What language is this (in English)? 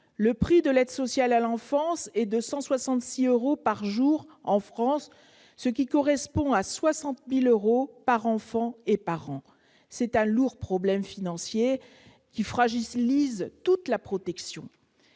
French